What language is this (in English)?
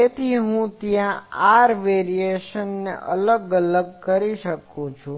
Gujarati